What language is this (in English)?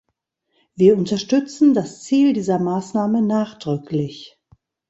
German